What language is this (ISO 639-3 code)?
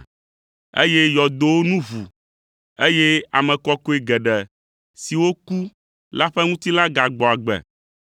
ewe